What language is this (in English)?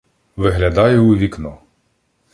Ukrainian